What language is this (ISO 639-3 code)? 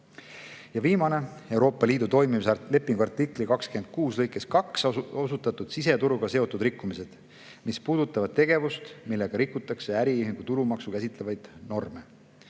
est